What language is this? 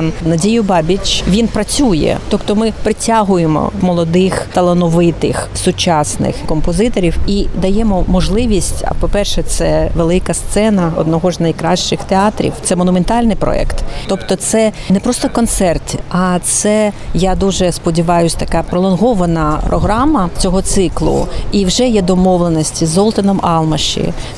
Ukrainian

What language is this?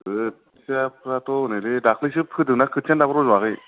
Bodo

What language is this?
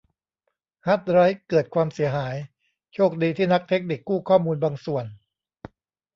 Thai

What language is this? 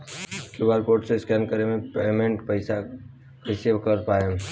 Bhojpuri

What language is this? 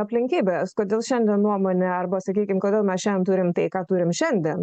Lithuanian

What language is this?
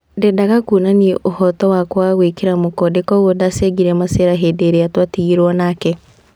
Kikuyu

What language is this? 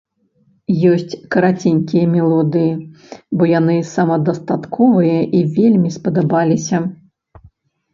Belarusian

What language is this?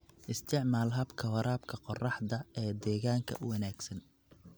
Somali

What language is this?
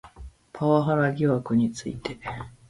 Japanese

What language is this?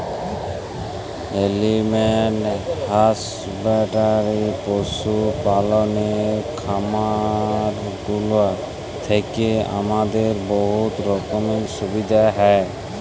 Bangla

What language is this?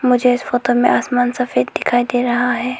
Hindi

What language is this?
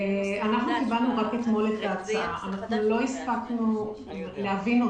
Hebrew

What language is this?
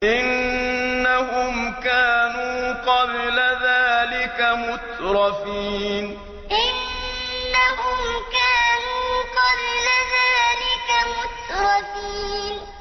Arabic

